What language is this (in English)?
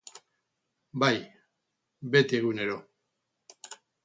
Basque